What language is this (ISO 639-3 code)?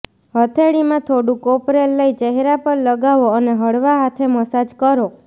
guj